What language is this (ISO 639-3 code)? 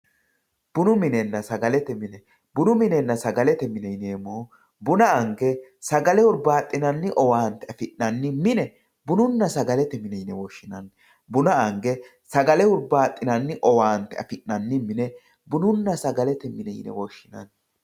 sid